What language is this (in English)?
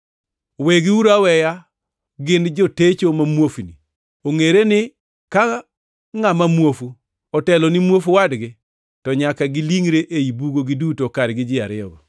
Luo (Kenya and Tanzania)